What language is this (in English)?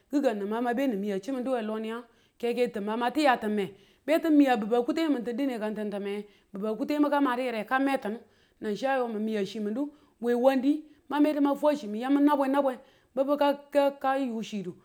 Tula